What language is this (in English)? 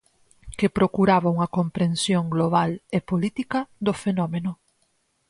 Galician